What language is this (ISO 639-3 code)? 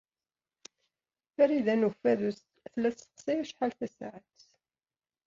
kab